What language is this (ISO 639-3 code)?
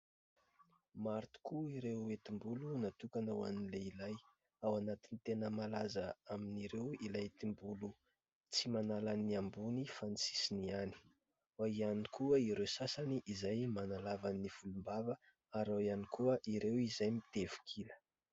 mlg